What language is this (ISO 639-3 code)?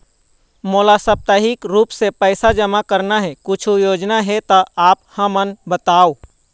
hne